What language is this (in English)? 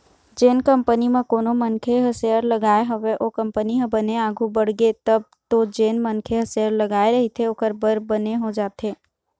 Chhattisgarhi